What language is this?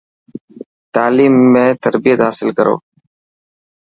Dhatki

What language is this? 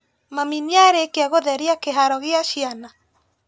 Kikuyu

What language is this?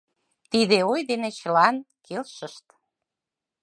Mari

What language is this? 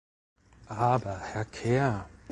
German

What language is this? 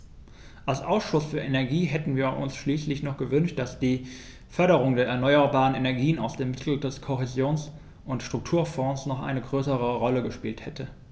German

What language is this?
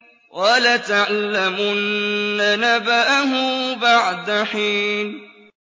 Arabic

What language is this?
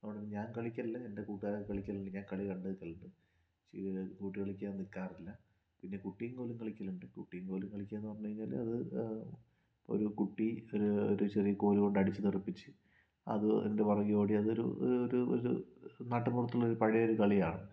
Malayalam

